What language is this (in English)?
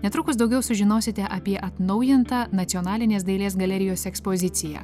Lithuanian